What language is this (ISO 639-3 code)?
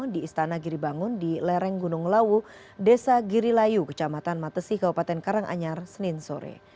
ind